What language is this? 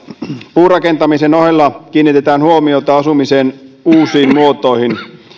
Finnish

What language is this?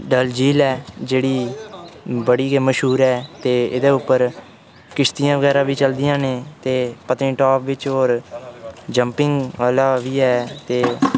Dogri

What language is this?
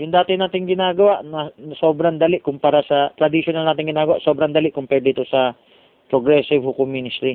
Filipino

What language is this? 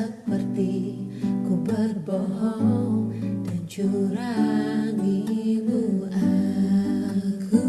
Indonesian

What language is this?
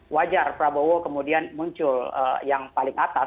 Indonesian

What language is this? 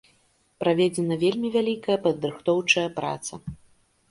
Belarusian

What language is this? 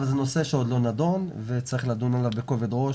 Hebrew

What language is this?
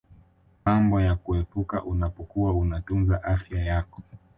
Swahili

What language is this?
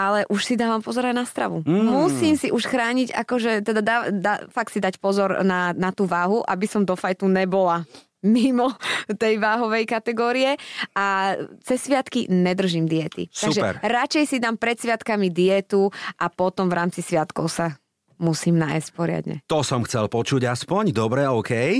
Slovak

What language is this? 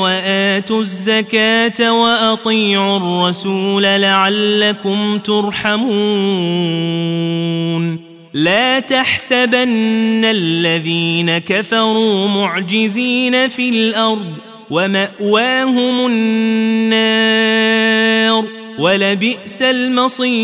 Arabic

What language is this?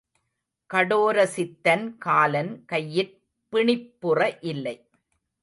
Tamil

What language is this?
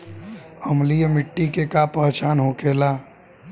Bhojpuri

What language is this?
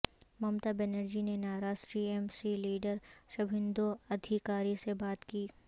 Urdu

